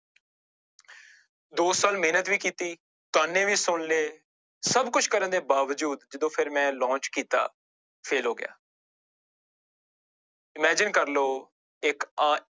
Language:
Punjabi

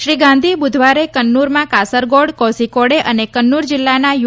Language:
Gujarati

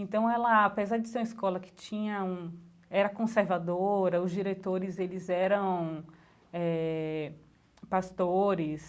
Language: Portuguese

